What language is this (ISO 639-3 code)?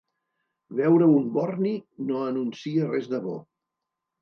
cat